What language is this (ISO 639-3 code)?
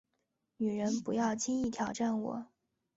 zho